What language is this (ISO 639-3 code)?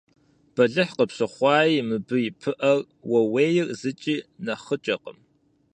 kbd